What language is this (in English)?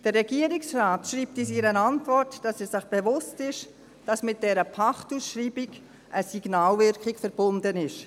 Swiss German